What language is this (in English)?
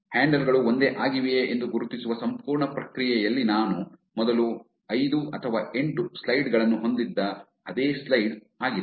Kannada